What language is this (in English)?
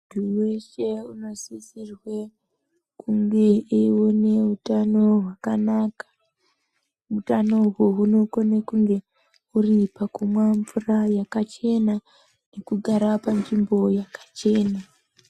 Ndau